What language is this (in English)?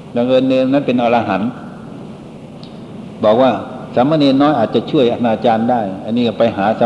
Thai